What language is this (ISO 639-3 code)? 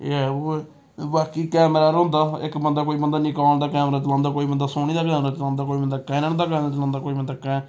doi